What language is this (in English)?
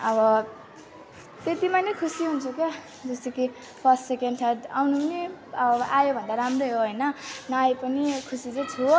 Nepali